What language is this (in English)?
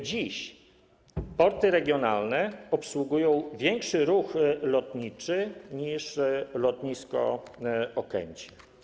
Polish